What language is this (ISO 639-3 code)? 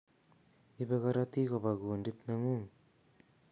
kln